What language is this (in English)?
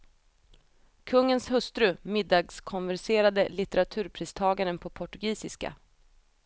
Swedish